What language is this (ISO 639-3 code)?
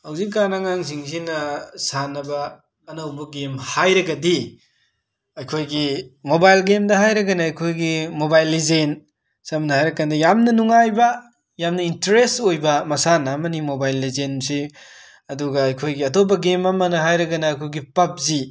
mni